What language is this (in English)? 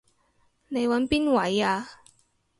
Cantonese